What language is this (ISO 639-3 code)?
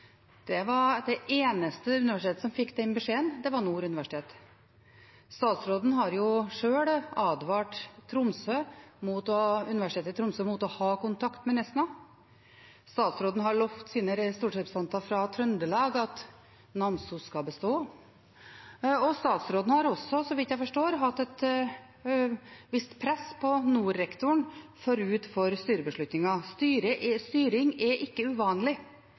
nob